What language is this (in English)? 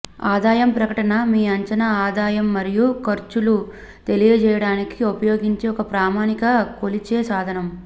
Telugu